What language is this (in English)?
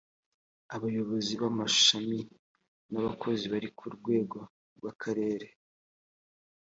Kinyarwanda